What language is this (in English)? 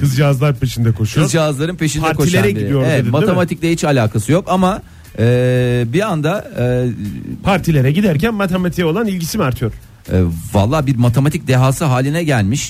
Turkish